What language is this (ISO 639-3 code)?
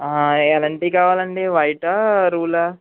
tel